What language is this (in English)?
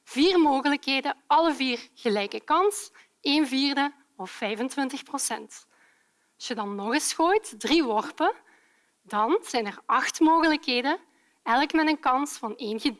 Dutch